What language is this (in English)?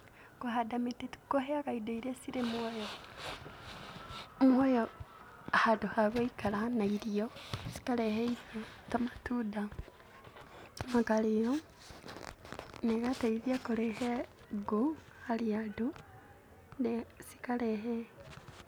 Kikuyu